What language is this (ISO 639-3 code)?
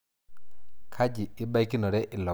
mas